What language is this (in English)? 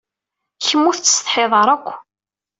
Kabyle